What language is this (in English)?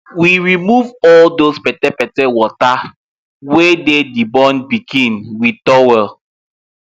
Nigerian Pidgin